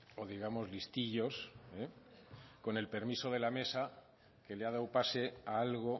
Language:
Spanish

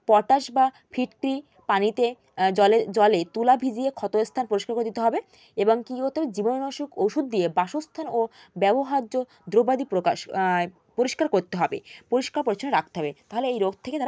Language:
Bangla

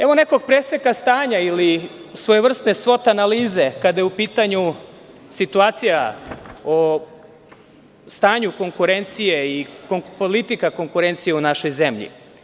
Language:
Serbian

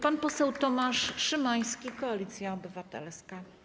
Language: Polish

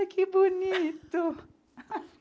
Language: Portuguese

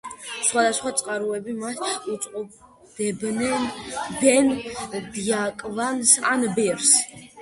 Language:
Georgian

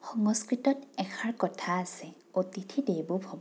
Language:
Assamese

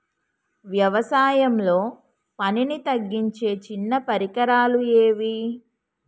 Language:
Telugu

